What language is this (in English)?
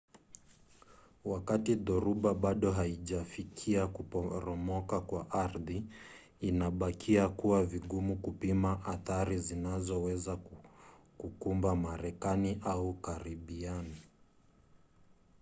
Swahili